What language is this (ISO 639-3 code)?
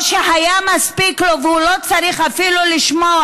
heb